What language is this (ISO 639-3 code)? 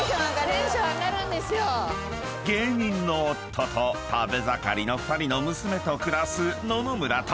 jpn